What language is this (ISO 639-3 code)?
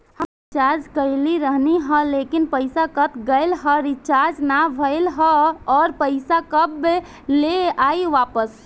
bho